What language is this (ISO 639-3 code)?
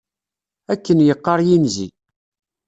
kab